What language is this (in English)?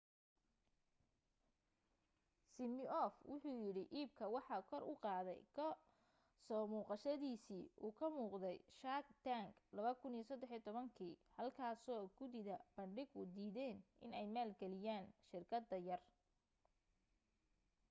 Somali